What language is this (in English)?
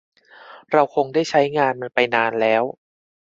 Thai